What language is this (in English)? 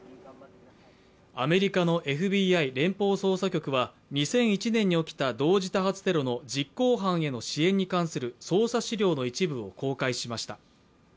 Japanese